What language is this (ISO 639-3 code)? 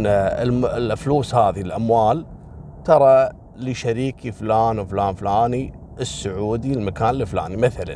ara